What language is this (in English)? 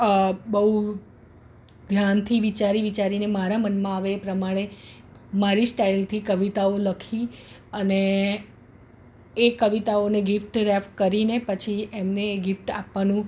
Gujarati